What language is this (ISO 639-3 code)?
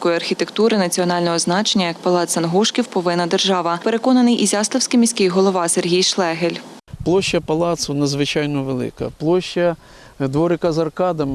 ukr